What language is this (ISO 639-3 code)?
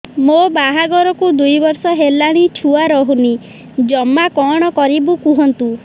ori